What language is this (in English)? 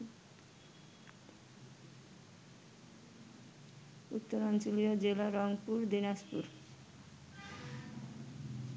Bangla